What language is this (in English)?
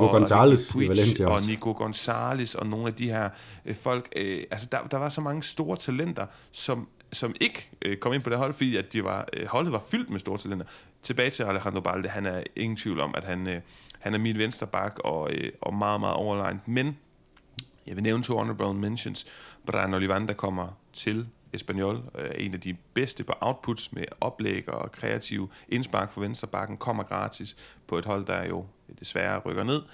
Danish